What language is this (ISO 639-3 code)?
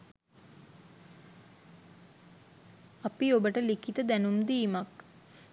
sin